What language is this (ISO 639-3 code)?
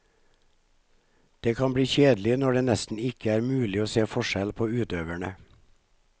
nor